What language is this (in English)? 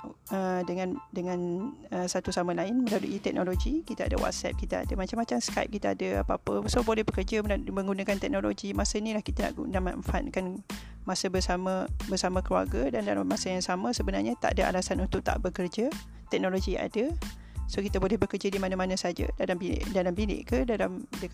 Malay